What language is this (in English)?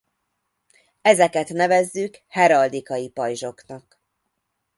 Hungarian